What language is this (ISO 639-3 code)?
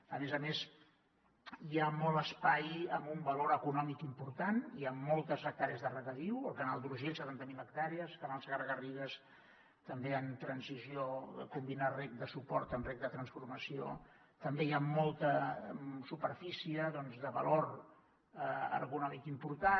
cat